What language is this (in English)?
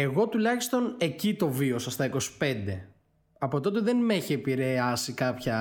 Greek